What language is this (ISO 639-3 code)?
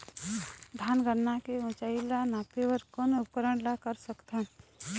hne